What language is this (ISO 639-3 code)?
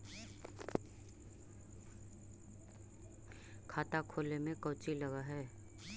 mag